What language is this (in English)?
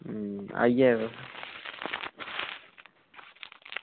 Dogri